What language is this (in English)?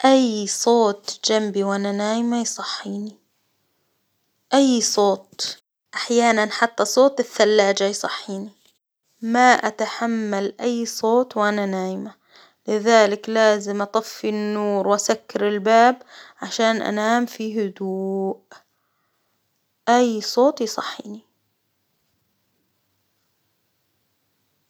Hijazi Arabic